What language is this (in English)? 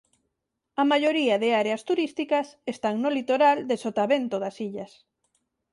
Galician